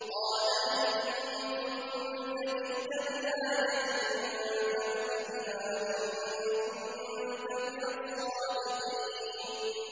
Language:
Arabic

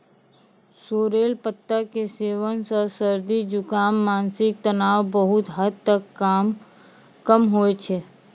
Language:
Maithili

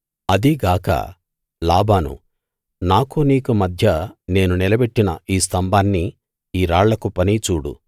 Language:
Telugu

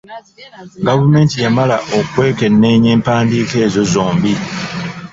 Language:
Ganda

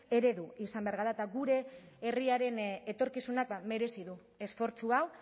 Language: Basque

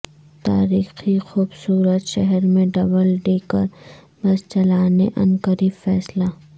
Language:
Urdu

